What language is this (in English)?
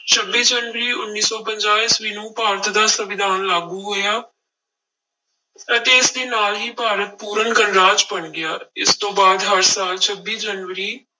Punjabi